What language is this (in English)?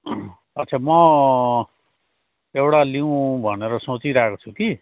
Nepali